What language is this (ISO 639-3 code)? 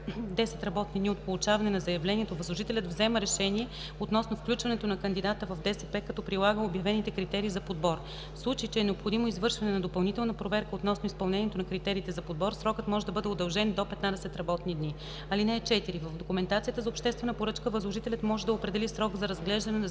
bul